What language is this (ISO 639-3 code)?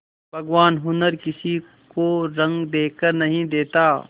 hin